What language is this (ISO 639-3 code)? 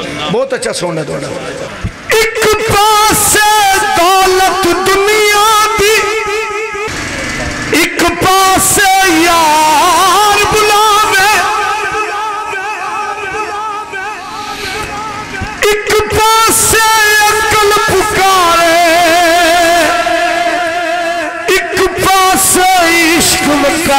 pan